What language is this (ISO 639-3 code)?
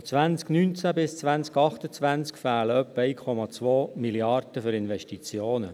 gsw